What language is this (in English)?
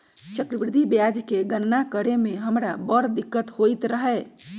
Magahi